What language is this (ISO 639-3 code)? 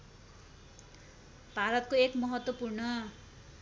nep